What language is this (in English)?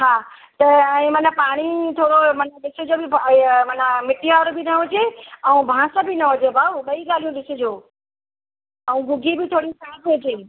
Sindhi